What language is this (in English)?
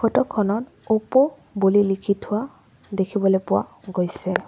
Assamese